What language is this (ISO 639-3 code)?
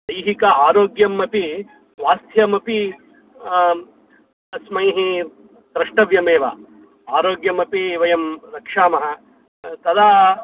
san